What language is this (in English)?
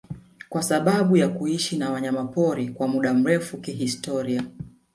Swahili